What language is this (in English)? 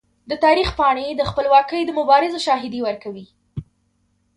Pashto